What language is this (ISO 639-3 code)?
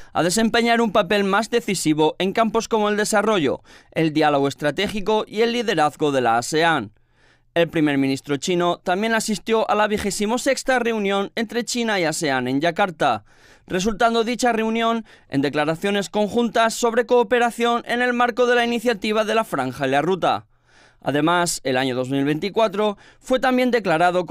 spa